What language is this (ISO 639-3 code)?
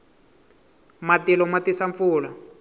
tso